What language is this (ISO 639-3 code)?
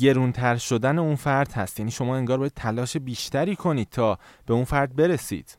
fas